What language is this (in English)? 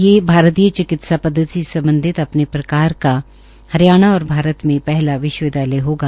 Hindi